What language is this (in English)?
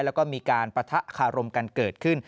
Thai